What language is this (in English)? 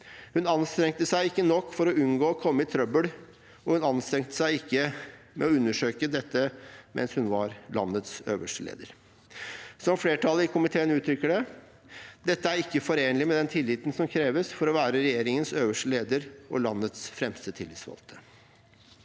Norwegian